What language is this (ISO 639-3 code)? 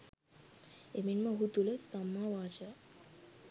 sin